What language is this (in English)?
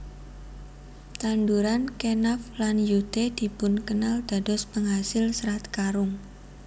Javanese